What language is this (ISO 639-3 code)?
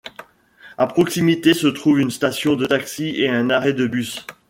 fra